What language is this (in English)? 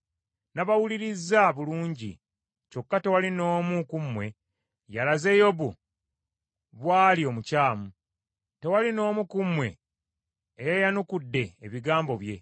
Ganda